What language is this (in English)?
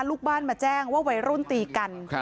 Thai